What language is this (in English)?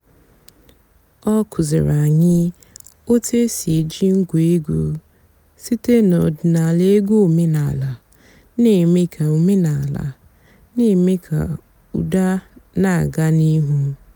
Igbo